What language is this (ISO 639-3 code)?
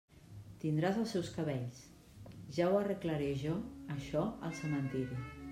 cat